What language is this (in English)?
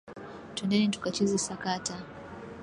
Swahili